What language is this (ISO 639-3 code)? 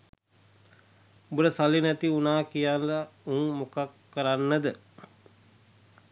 sin